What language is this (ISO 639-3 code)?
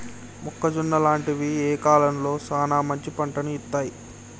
tel